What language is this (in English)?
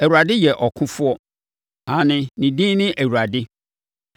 Akan